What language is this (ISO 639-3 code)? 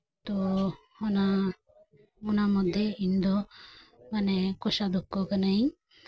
sat